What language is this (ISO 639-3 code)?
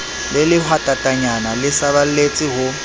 sot